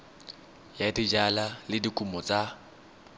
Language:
Tswana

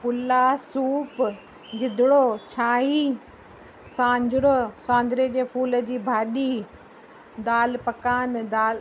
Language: Sindhi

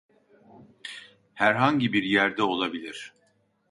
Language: Turkish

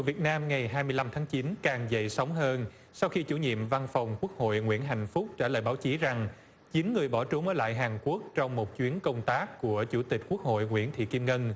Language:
Vietnamese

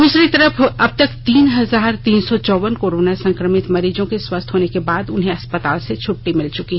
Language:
Hindi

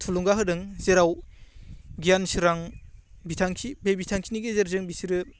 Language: Bodo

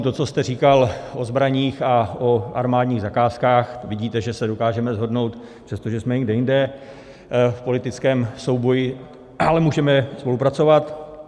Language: Czech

